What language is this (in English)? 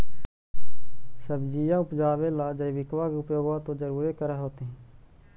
Magahi